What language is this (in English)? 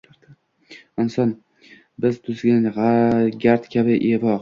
Uzbek